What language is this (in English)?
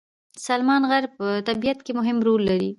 Pashto